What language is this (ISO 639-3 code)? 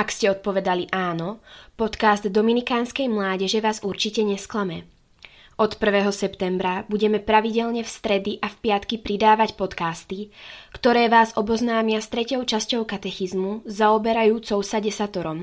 slk